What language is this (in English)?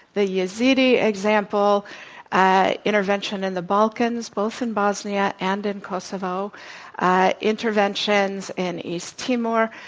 English